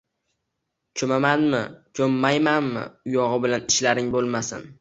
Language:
Uzbek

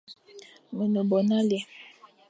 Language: Fang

